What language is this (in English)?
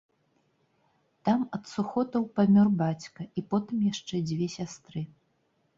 Belarusian